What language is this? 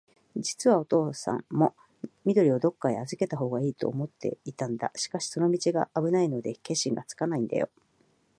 Japanese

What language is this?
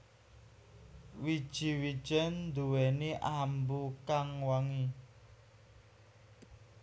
Javanese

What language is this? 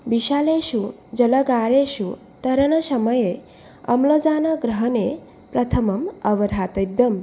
Sanskrit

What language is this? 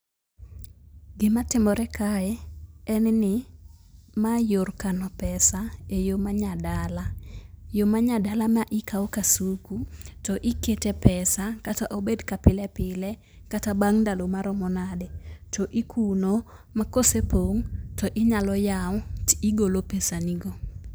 Luo (Kenya and Tanzania)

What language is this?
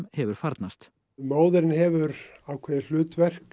Icelandic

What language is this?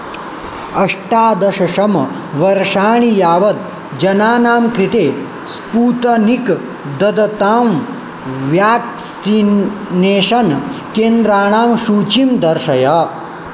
Sanskrit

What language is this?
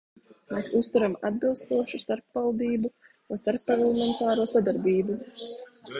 Latvian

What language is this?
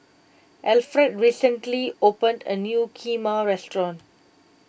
English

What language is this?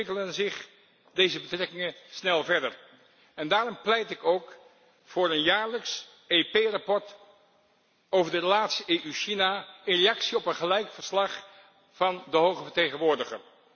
Dutch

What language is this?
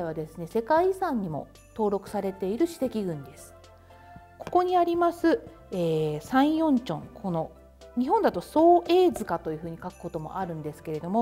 Japanese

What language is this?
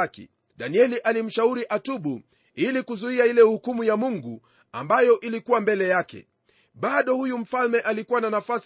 Swahili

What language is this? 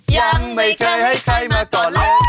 Thai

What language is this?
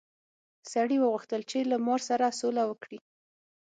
Pashto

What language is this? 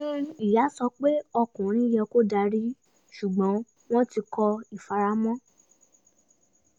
Yoruba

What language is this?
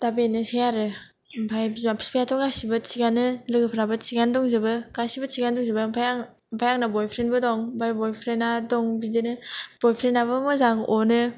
Bodo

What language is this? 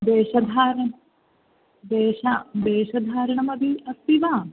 Sanskrit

